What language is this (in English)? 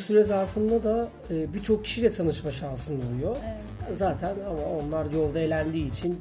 Turkish